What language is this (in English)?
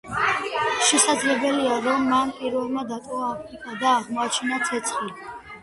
Georgian